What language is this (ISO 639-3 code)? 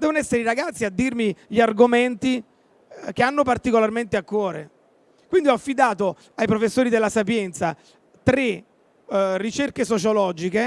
ita